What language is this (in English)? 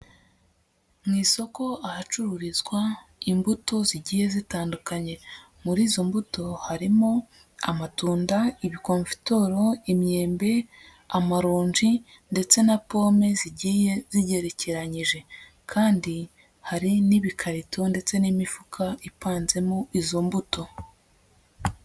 Kinyarwanda